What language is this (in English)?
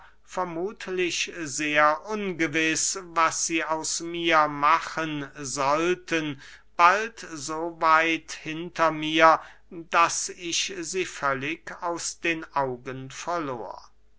German